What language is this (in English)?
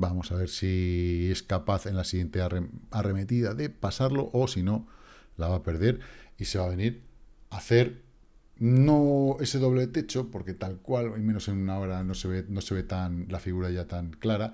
Spanish